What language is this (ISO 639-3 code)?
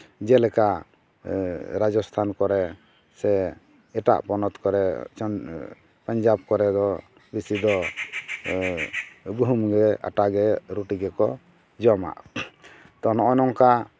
sat